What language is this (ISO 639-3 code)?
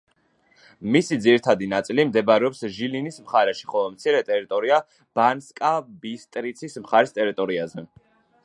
kat